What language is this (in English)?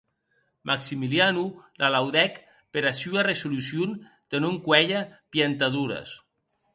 Occitan